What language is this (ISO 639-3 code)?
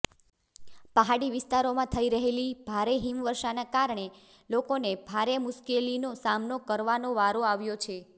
guj